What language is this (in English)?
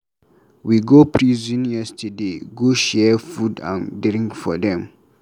Nigerian Pidgin